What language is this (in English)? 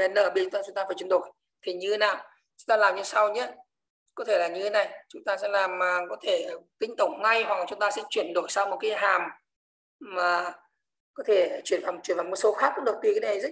Vietnamese